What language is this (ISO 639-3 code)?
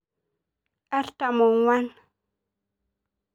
mas